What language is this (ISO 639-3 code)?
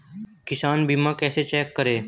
hin